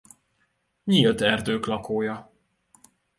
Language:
Hungarian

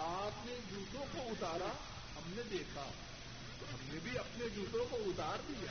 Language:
Urdu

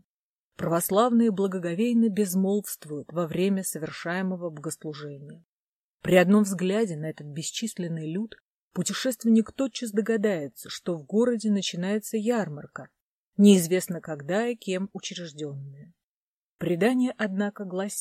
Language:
Russian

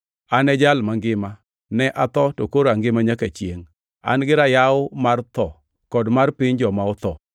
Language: Luo (Kenya and Tanzania)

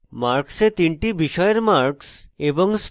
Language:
Bangla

